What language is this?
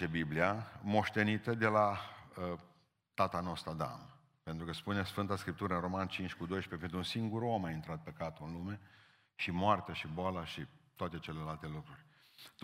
Romanian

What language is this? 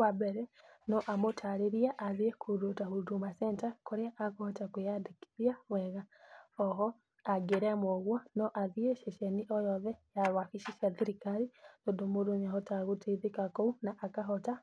Kikuyu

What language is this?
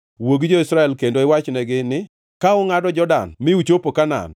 Luo (Kenya and Tanzania)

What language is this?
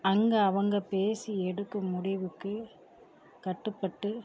Tamil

